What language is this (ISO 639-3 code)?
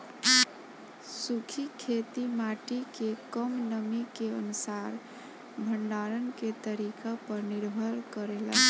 bho